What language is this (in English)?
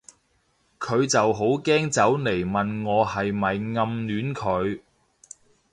Cantonese